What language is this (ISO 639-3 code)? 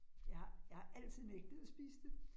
dan